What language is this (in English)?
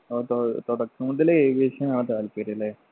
Malayalam